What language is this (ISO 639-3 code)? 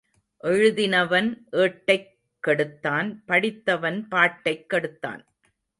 tam